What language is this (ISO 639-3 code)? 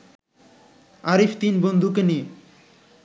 ben